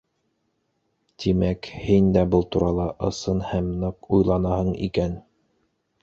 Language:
Bashkir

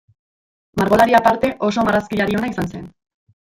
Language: Basque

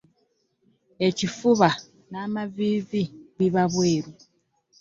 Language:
Ganda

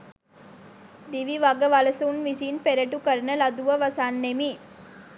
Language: Sinhala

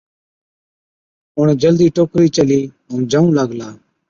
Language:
Od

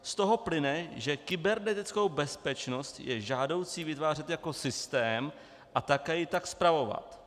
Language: Czech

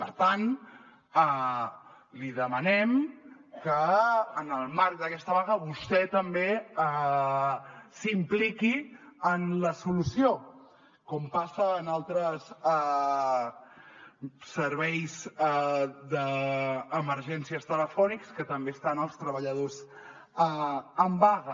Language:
Catalan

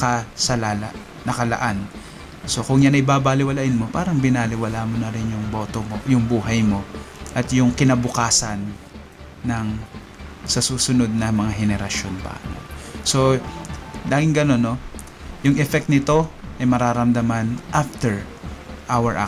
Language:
Filipino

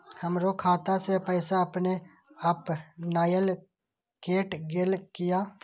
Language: Maithili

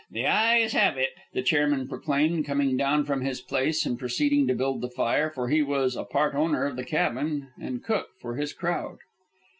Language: English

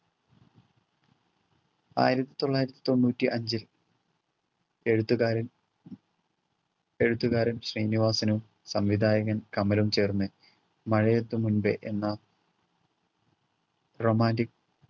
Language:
Malayalam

